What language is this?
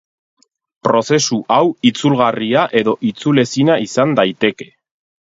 Basque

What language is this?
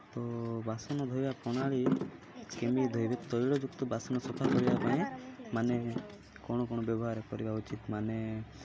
Odia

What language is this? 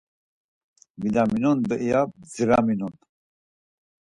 Laz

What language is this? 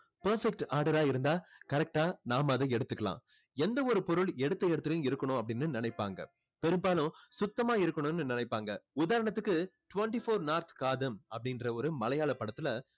Tamil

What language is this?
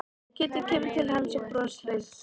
Icelandic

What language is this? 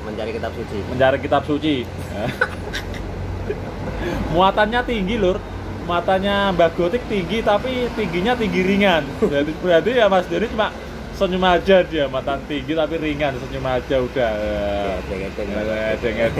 Indonesian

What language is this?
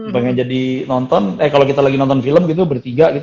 Indonesian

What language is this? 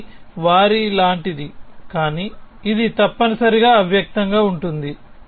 Telugu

